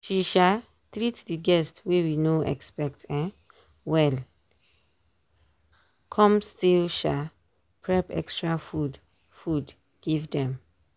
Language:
Nigerian Pidgin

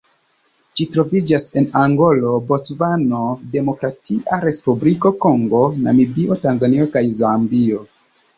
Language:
Esperanto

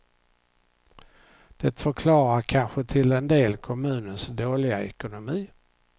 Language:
Swedish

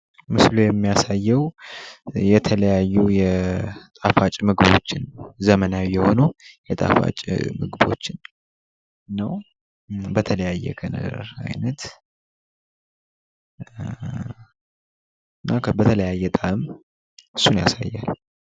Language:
Amharic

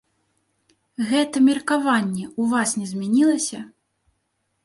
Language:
Belarusian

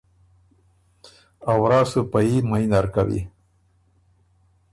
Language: Ormuri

